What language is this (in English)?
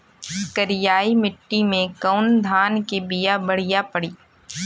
Bhojpuri